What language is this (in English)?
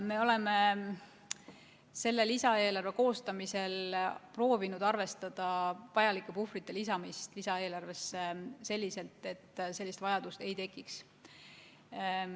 Estonian